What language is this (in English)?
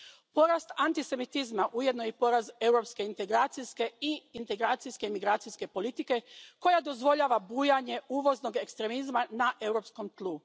Croatian